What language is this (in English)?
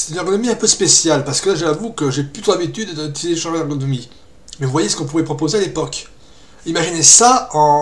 French